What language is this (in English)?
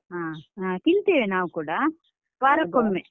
Kannada